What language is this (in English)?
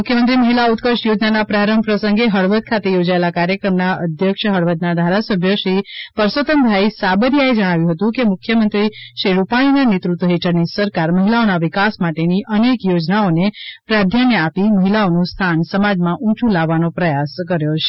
Gujarati